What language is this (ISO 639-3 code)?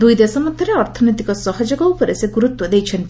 ori